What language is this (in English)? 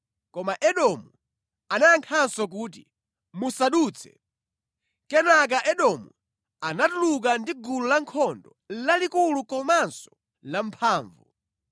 Nyanja